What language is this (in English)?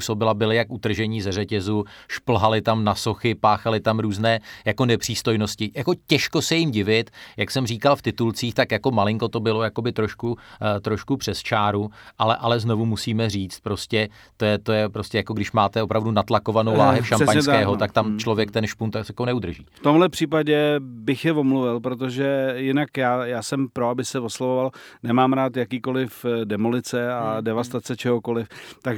Czech